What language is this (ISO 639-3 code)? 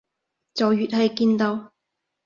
yue